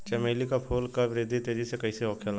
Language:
Bhojpuri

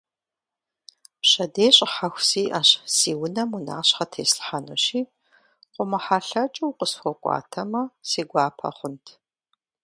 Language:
Kabardian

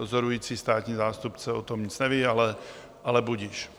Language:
Czech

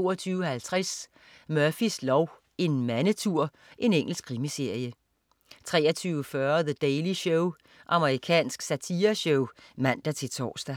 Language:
Danish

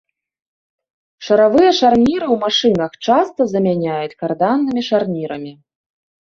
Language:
Belarusian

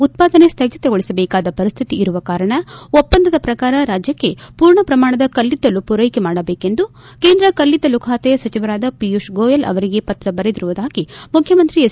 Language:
Kannada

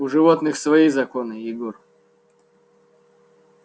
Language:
Russian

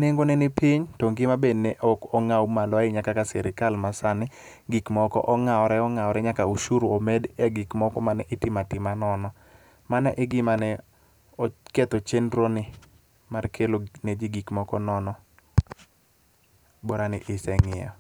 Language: Luo (Kenya and Tanzania)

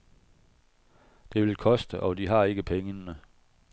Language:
Danish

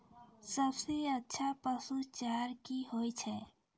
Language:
Maithili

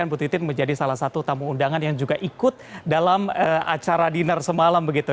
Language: Indonesian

